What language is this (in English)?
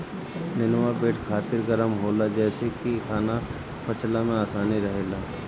Bhojpuri